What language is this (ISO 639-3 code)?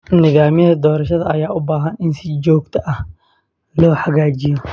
som